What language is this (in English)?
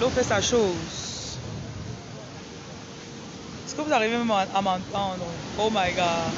French